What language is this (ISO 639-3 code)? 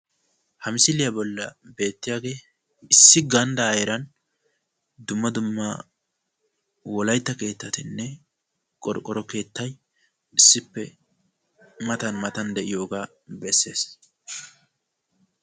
wal